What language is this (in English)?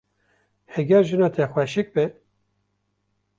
Kurdish